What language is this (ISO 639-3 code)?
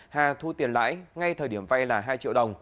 vie